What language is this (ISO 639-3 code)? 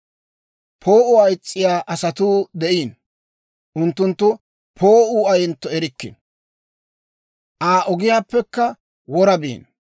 dwr